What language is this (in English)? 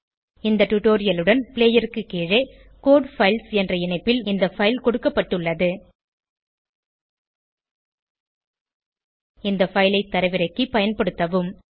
Tamil